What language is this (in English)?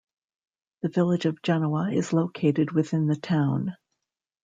English